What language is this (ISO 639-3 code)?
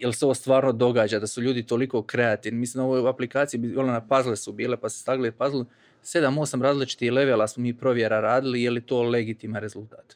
hrv